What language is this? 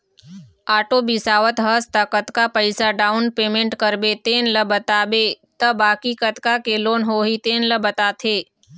Chhattisgarhi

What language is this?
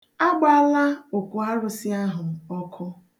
Igbo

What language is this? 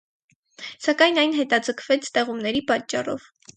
Armenian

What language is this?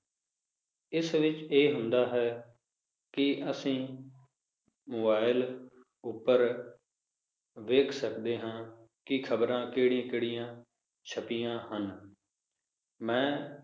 Punjabi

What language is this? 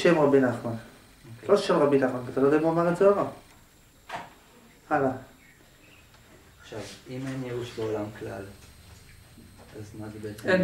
Hebrew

